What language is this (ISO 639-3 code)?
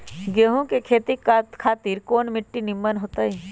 mag